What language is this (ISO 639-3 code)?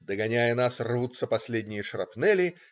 rus